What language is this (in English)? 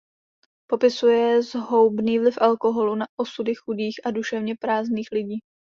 Czech